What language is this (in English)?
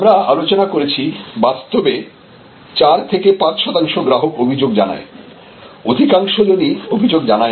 Bangla